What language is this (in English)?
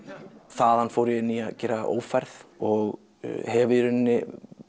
Icelandic